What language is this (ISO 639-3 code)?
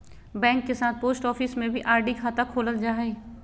mag